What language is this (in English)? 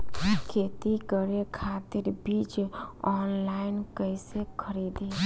Bhojpuri